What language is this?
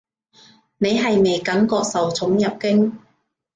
Cantonese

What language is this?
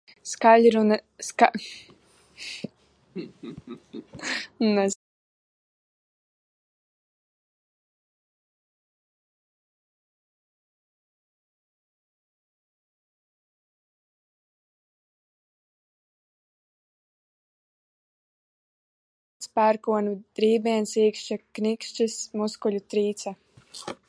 Latvian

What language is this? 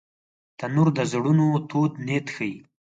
Pashto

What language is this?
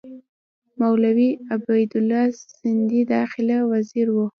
Pashto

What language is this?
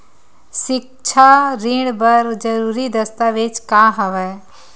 Chhattisgarhi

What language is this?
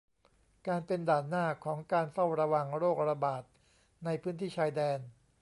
Thai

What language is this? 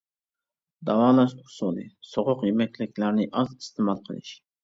Uyghur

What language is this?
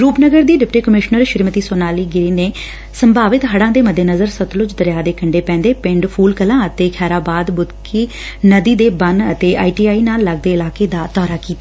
Punjabi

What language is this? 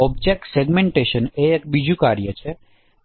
Gujarati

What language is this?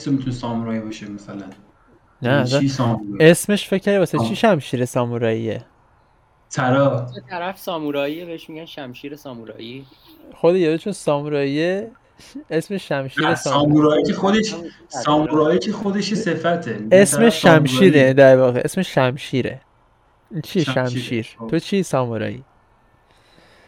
Persian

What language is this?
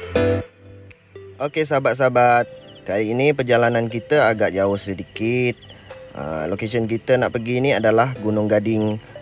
Malay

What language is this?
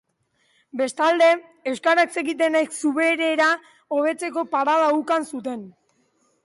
Basque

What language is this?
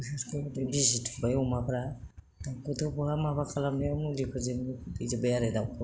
Bodo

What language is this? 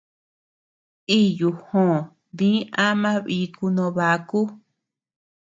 Tepeuxila Cuicatec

